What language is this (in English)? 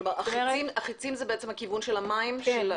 Hebrew